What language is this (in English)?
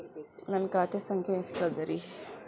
Kannada